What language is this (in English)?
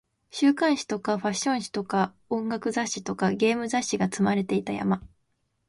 Japanese